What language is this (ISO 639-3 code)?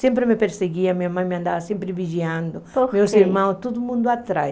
por